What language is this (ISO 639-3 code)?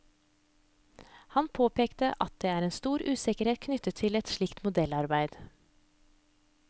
nor